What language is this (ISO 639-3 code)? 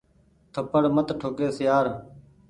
gig